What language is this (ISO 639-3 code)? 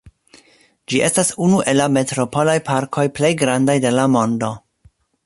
epo